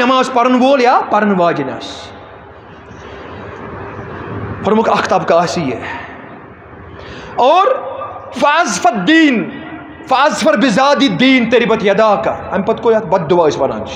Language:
Arabic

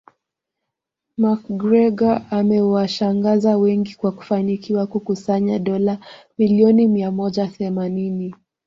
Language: Swahili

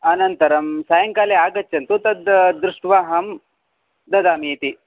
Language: Sanskrit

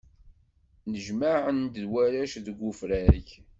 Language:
Kabyle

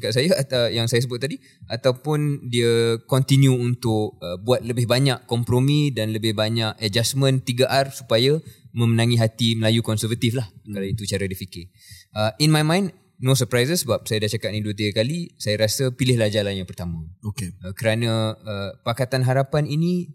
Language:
Malay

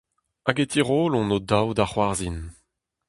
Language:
Breton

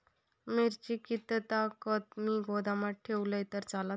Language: Marathi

